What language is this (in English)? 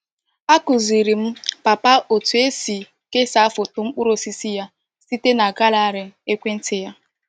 Igbo